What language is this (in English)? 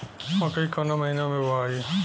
Bhojpuri